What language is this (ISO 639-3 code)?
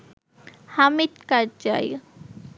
ben